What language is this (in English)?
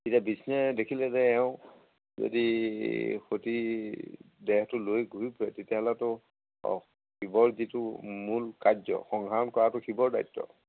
Assamese